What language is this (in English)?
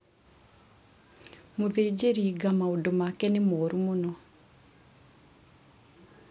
Kikuyu